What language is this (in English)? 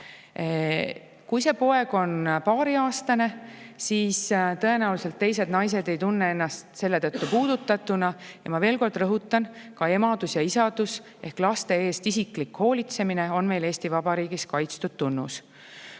Estonian